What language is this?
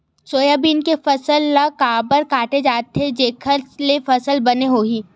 Chhattisgarhi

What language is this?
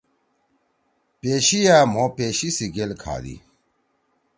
Torwali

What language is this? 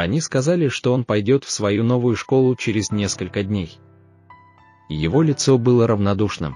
Russian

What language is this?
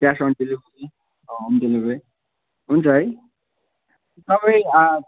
Nepali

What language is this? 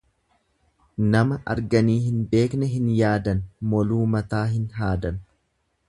Oromo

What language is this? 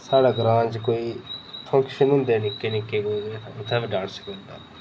Dogri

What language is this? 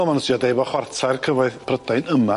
Welsh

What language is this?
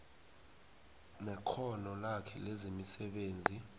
South Ndebele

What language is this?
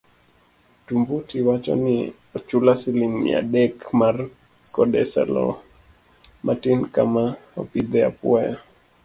Luo (Kenya and Tanzania)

